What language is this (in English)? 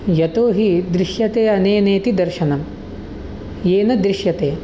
Sanskrit